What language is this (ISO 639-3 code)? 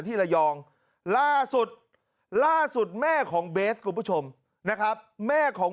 tha